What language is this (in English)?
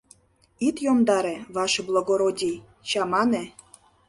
Mari